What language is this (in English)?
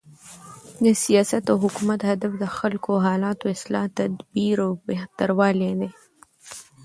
Pashto